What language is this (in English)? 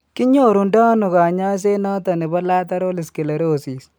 Kalenjin